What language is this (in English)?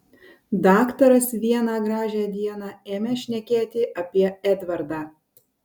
Lithuanian